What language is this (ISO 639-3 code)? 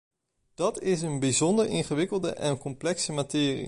nld